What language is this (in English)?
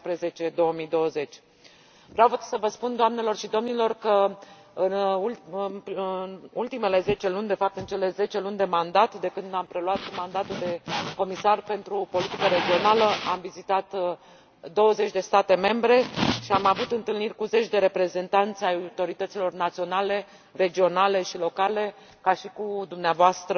Romanian